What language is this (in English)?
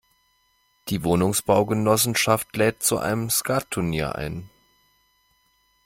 German